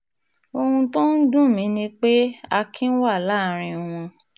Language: Yoruba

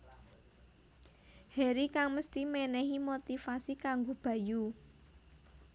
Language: Javanese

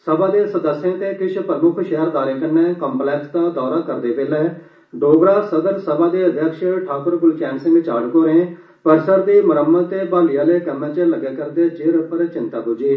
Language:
Dogri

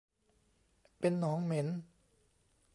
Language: Thai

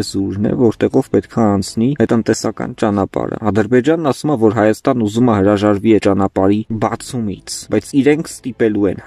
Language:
German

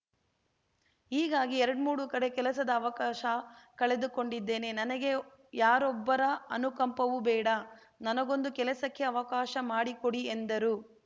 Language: Kannada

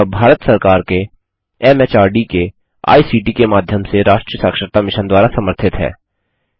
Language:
Hindi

